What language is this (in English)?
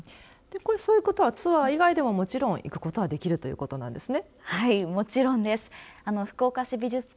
Japanese